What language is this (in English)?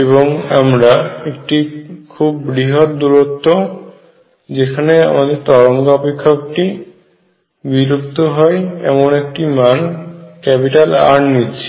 Bangla